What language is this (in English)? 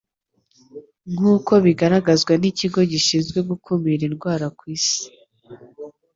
Kinyarwanda